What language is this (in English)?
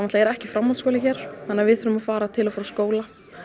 Icelandic